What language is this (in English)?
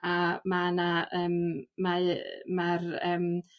Welsh